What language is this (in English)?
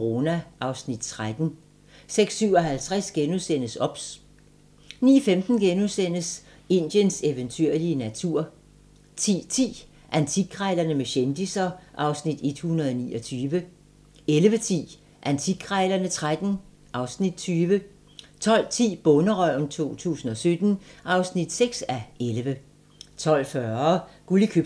Danish